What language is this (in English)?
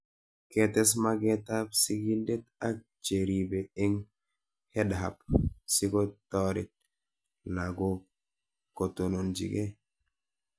Kalenjin